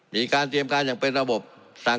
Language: Thai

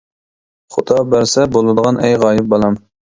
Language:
Uyghur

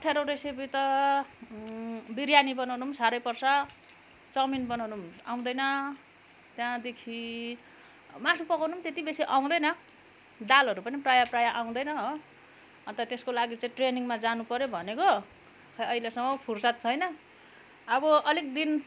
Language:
Nepali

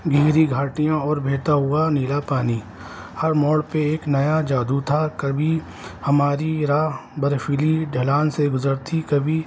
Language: Urdu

